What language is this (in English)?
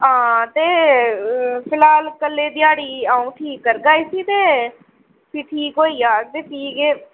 Dogri